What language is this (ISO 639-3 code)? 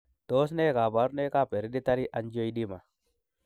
kln